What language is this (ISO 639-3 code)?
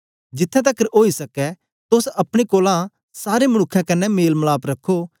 doi